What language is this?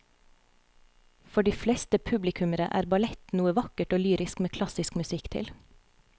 Norwegian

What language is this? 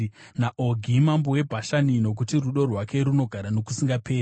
Shona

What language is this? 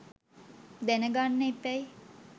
Sinhala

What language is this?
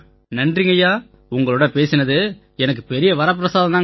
Tamil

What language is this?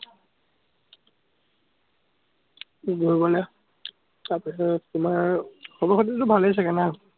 Assamese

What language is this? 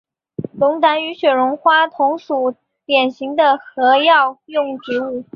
Chinese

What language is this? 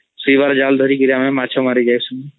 Odia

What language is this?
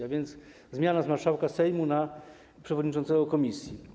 Polish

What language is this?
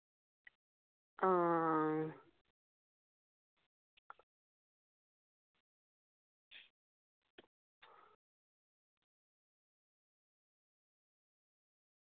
Dogri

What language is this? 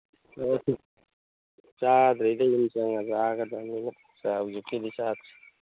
Manipuri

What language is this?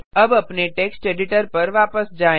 Hindi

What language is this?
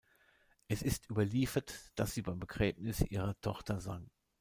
German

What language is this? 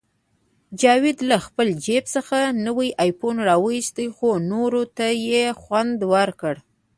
Pashto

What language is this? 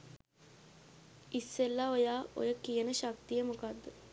Sinhala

